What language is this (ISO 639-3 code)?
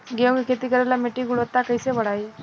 bho